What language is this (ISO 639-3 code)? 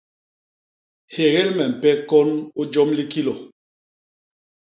bas